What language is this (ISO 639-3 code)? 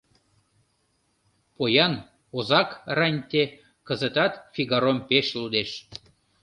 chm